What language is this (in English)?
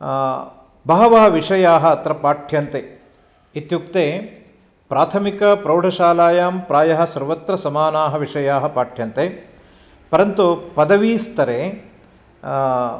Sanskrit